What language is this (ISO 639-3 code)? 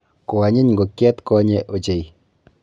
kln